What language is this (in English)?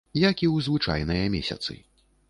Belarusian